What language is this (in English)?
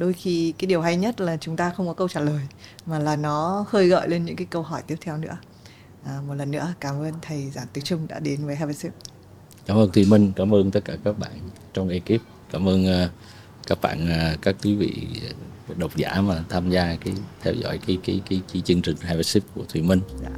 Vietnamese